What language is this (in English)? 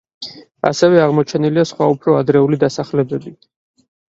Georgian